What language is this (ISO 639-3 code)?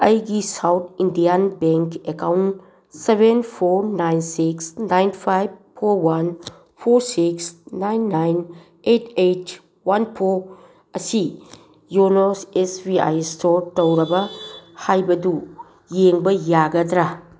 mni